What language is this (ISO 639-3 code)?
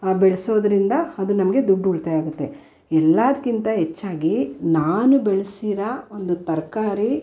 kan